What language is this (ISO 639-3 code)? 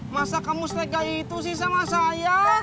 ind